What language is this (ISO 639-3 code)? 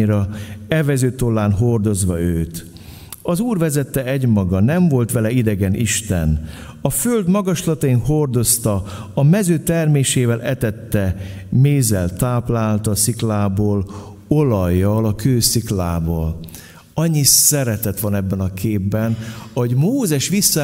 hun